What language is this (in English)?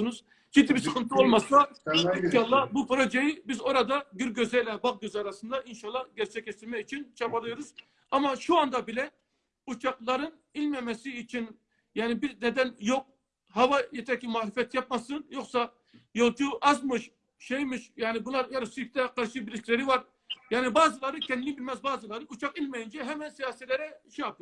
Turkish